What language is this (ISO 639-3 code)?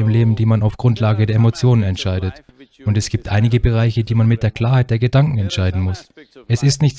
deu